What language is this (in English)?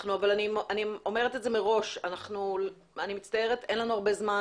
Hebrew